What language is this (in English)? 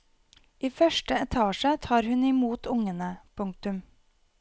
Norwegian